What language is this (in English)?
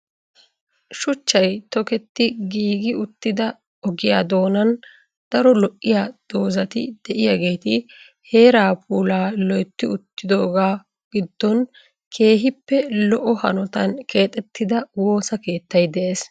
Wolaytta